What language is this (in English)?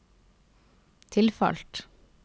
Norwegian